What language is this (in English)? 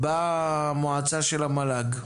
Hebrew